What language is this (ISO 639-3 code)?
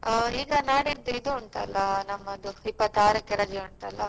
kan